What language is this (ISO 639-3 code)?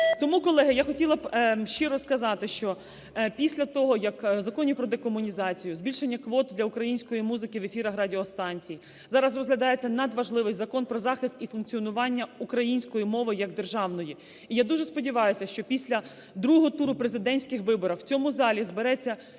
ukr